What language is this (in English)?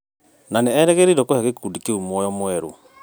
Kikuyu